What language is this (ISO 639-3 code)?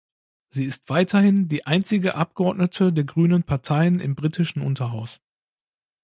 deu